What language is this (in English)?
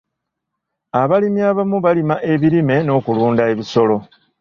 Ganda